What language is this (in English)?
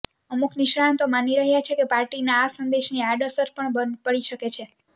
Gujarati